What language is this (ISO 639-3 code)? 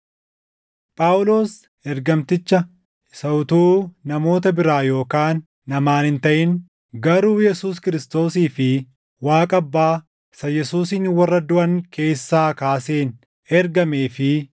orm